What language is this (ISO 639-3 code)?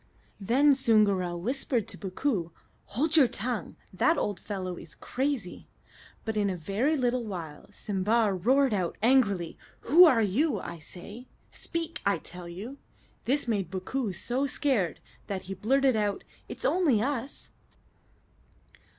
eng